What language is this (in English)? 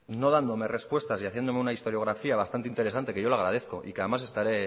Spanish